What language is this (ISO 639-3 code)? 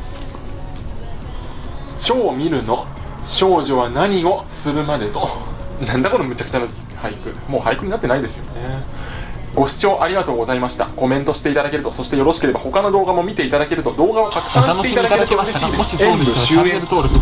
jpn